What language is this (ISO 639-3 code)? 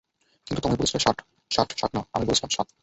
ben